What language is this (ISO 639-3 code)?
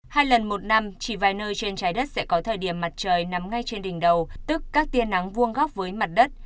vie